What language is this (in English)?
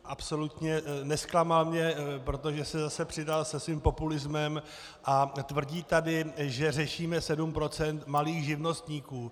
Czech